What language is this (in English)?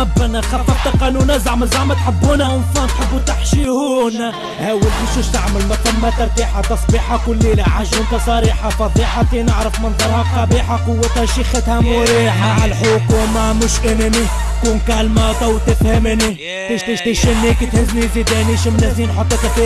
Arabic